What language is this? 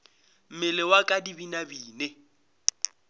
Northern Sotho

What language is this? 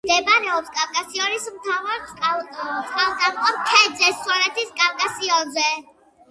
Georgian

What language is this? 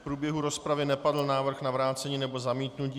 Czech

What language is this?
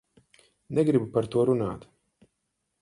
Latvian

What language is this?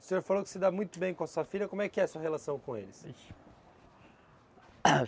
Portuguese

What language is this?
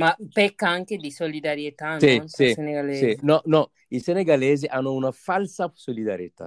Italian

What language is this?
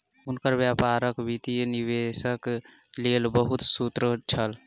Maithili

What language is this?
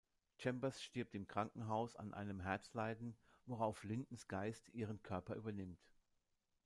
German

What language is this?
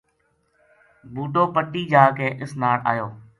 Gujari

